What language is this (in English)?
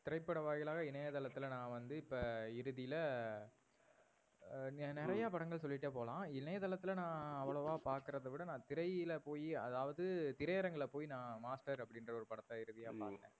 Tamil